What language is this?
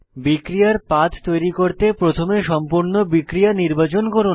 Bangla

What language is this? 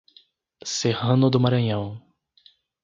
Portuguese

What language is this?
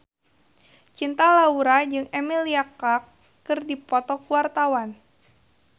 Sundanese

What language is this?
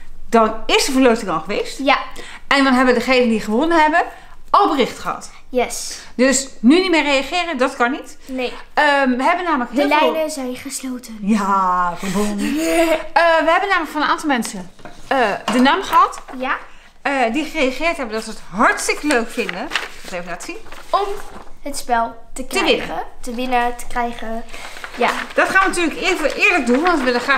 Dutch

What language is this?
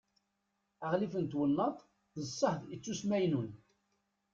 Kabyle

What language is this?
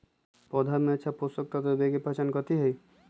Magahi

